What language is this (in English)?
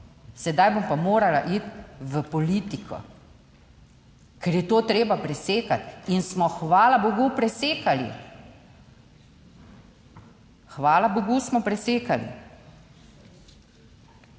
Slovenian